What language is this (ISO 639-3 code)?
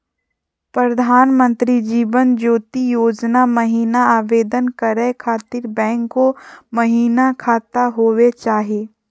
mag